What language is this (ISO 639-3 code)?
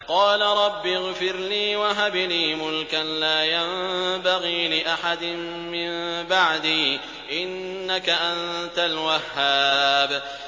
ara